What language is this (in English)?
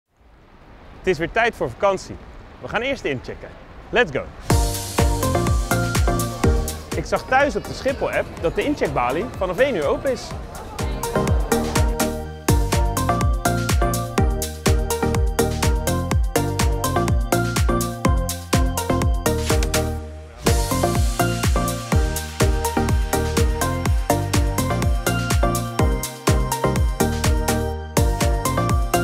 Dutch